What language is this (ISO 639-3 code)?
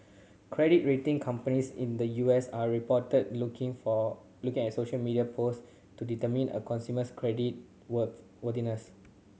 eng